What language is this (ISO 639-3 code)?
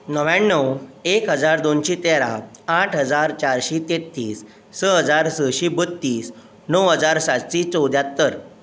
kok